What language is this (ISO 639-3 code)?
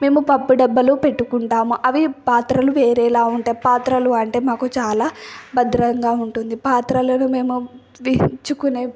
tel